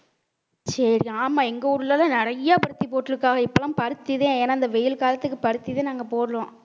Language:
Tamil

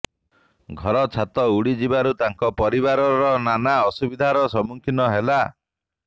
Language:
Odia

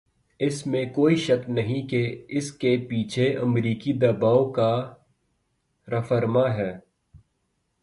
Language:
Urdu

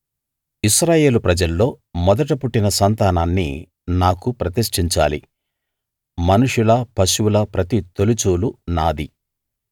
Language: Telugu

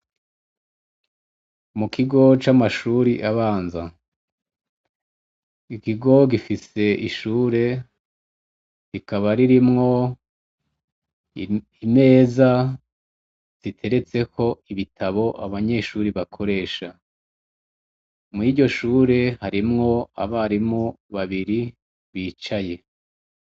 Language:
Rundi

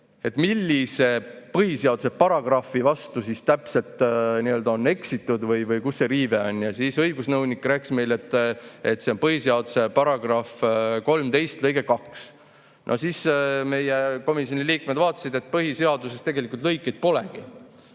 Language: Estonian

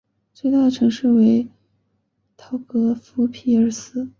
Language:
Chinese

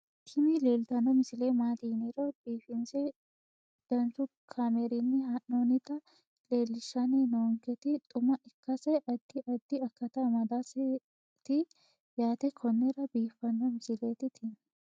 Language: Sidamo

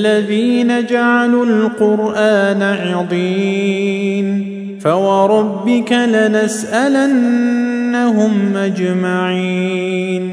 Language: Arabic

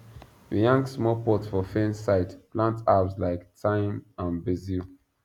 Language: Nigerian Pidgin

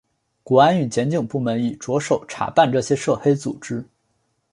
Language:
Chinese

